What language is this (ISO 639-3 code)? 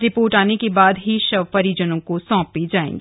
hin